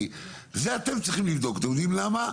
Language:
Hebrew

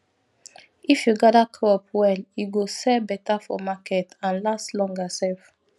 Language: Nigerian Pidgin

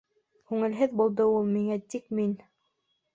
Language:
Bashkir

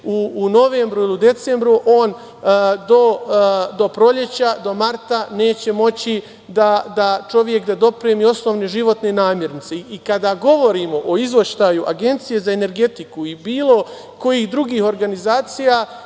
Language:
Serbian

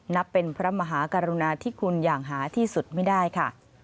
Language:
Thai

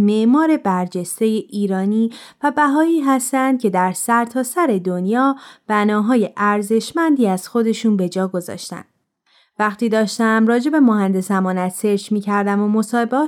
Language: Persian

